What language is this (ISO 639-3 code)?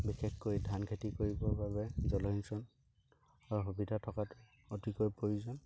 asm